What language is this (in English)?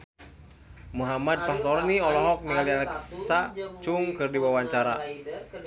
Sundanese